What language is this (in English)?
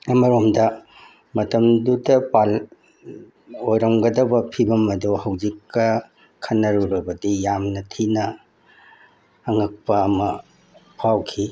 Manipuri